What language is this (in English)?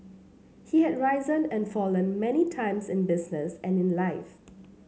English